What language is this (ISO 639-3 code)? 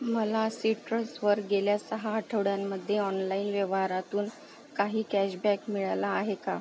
mar